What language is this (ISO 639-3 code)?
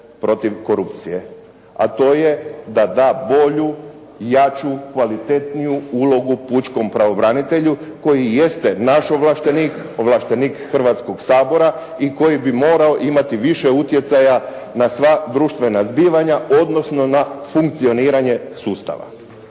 hrv